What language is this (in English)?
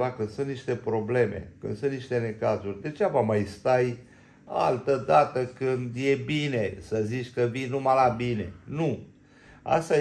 Romanian